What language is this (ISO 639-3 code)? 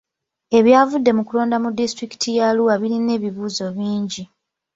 lug